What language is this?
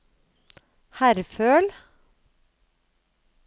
Norwegian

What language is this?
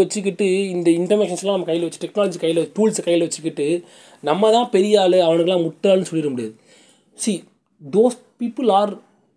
Tamil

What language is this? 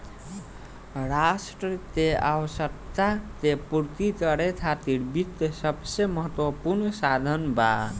Bhojpuri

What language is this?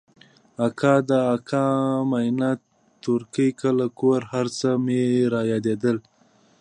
Pashto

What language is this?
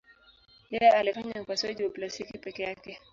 Swahili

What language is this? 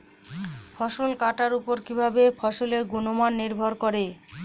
Bangla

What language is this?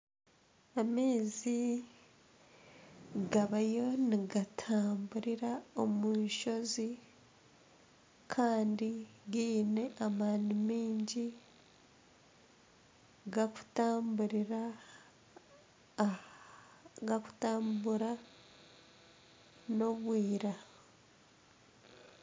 Nyankole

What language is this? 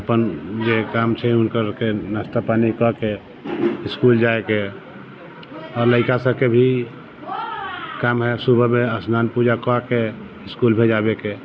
Maithili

